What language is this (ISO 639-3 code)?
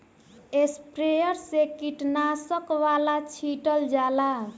bho